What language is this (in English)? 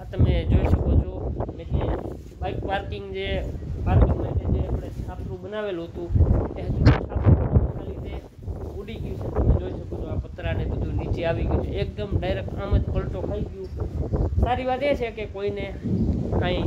Gujarati